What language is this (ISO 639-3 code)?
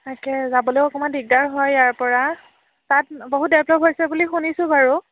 asm